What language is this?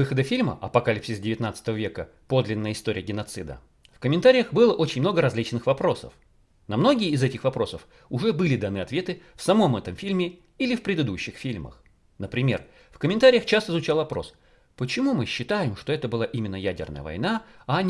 Russian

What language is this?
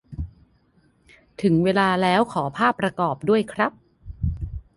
Thai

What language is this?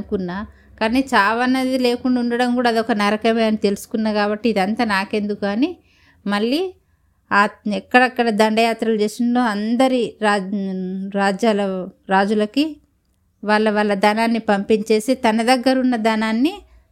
Telugu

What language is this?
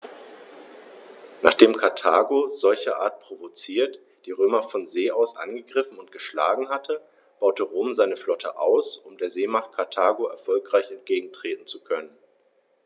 German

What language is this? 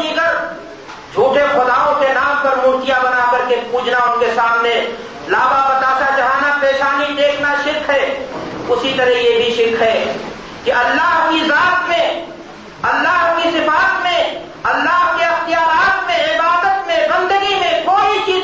Urdu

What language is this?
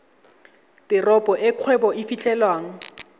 Tswana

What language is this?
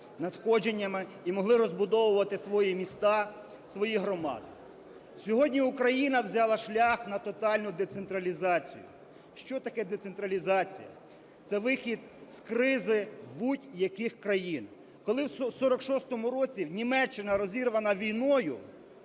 Ukrainian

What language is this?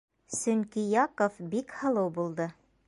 Bashkir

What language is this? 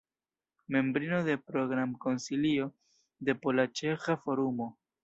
Esperanto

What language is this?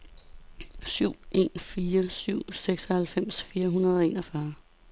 Danish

